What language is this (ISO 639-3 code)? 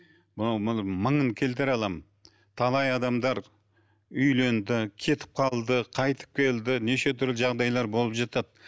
kaz